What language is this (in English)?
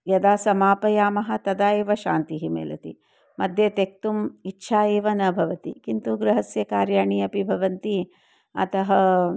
Sanskrit